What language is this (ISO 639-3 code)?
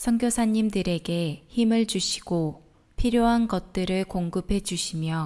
kor